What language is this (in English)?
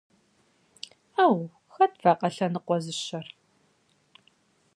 Kabardian